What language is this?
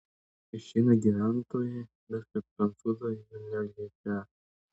Lithuanian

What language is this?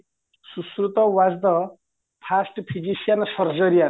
Odia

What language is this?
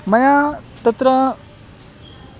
Sanskrit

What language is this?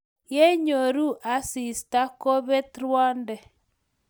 Kalenjin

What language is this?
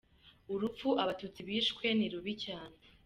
Kinyarwanda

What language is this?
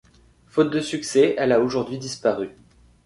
French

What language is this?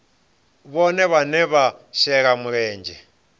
Venda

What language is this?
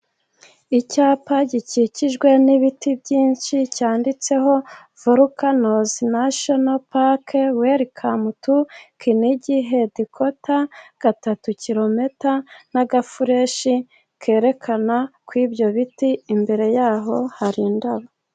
Kinyarwanda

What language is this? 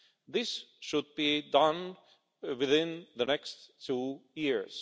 English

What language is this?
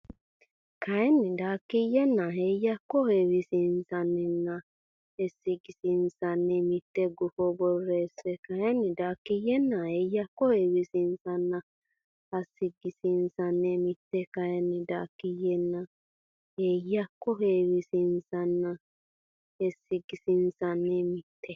Sidamo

